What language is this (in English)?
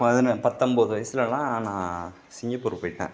Tamil